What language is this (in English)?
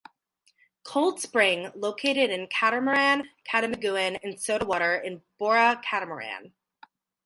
English